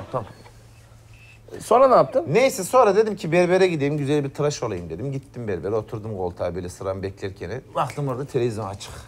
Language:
Turkish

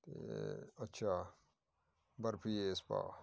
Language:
Punjabi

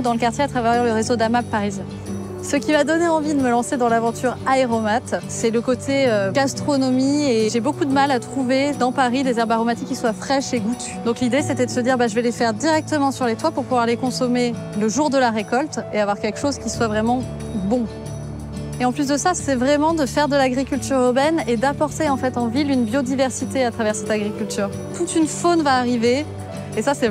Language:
French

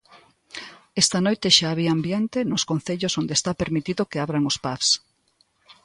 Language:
Galician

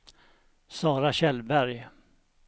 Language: Swedish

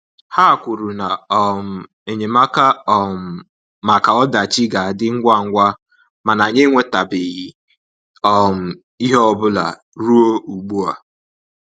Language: Igbo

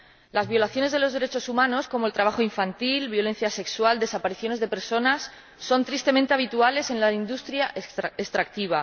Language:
Spanish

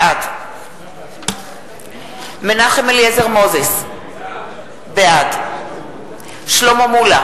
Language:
Hebrew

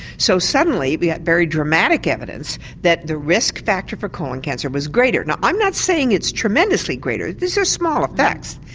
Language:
English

